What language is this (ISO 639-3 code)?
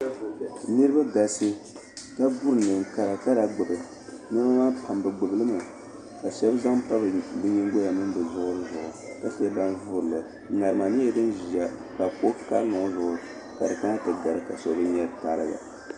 dag